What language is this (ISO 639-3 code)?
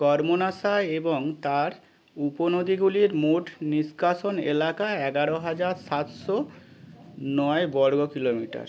ben